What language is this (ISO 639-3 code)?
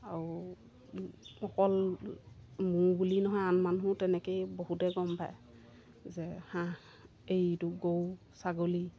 asm